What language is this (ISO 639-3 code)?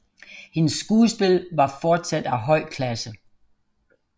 dan